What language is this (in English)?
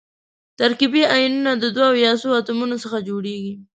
Pashto